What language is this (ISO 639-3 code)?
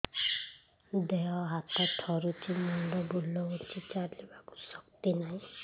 ori